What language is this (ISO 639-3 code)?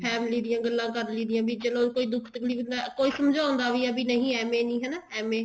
pan